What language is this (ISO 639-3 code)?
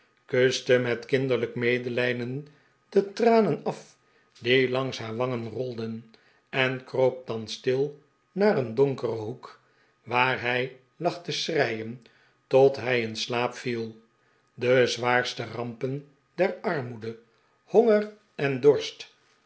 nld